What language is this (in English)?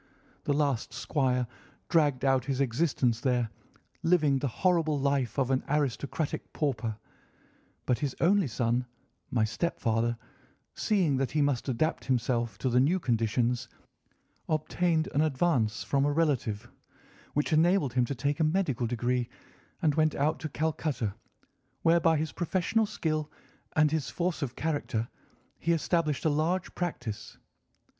English